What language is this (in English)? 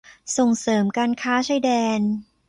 Thai